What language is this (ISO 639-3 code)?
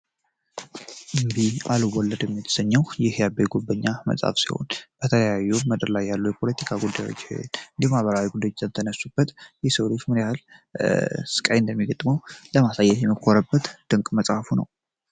amh